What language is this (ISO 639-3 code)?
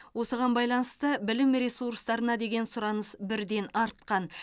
kaz